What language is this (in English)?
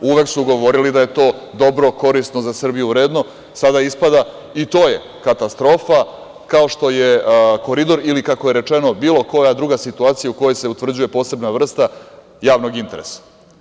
Serbian